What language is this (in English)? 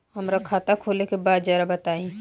Bhojpuri